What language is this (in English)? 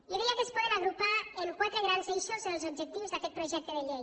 Catalan